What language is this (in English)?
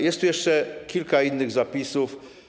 Polish